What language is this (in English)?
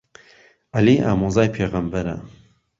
Central Kurdish